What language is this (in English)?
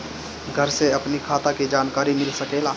Bhojpuri